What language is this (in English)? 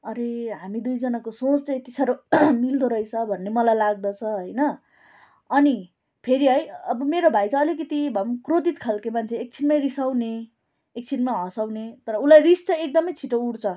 Nepali